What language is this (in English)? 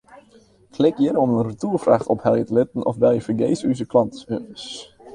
Western Frisian